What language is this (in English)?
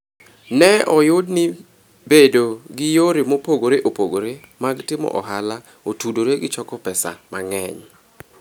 Luo (Kenya and Tanzania)